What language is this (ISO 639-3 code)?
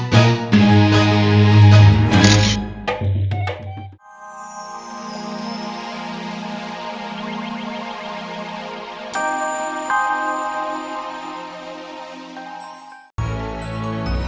ind